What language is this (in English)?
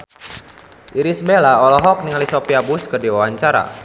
Sundanese